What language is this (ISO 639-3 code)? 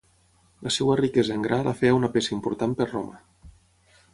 cat